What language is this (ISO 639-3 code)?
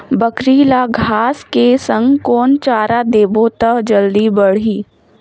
hne